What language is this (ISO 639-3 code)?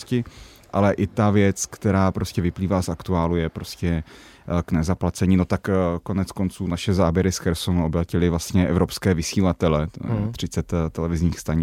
ces